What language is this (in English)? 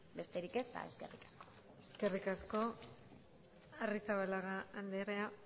Basque